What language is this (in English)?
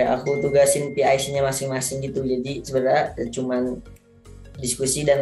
Indonesian